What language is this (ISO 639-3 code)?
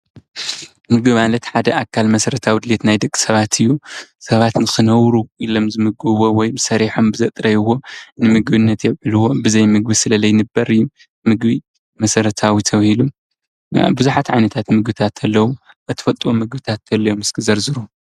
tir